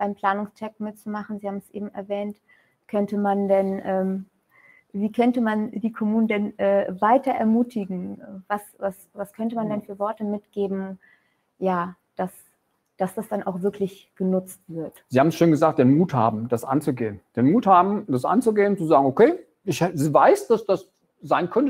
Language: German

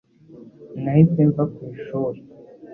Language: Kinyarwanda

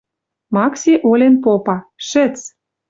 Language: Western Mari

